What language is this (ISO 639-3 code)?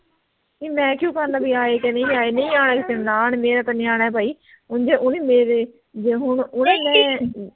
pan